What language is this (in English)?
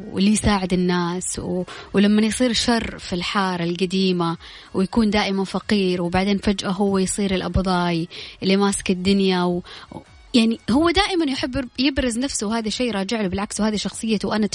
Arabic